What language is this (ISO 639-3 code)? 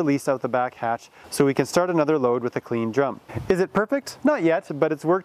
eng